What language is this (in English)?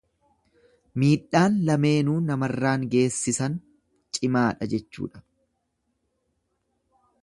Oromo